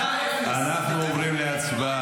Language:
Hebrew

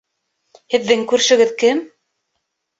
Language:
Bashkir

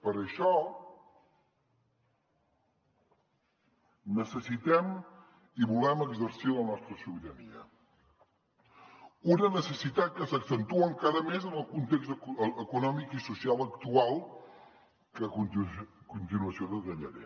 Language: Catalan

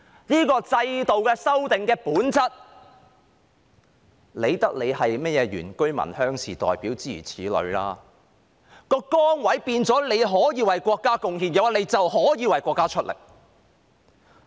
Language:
Cantonese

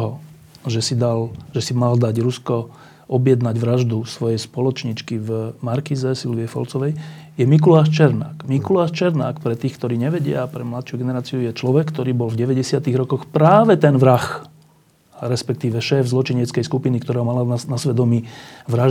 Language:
Slovak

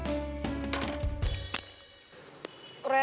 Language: Indonesian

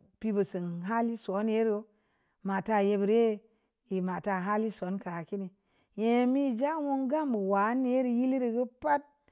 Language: Samba Leko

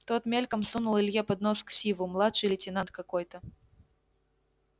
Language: Russian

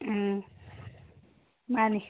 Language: Manipuri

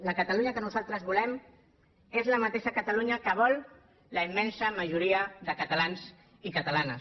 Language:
Catalan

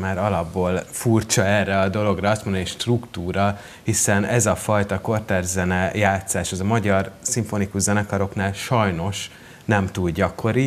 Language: Hungarian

